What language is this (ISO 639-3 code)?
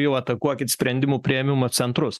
lit